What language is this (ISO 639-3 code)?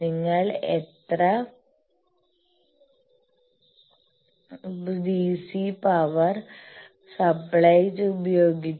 mal